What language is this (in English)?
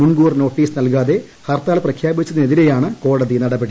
Malayalam